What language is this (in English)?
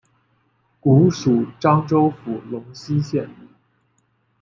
Chinese